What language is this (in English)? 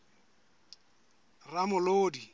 Southern Sotho